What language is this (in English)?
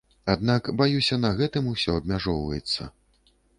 Belarusian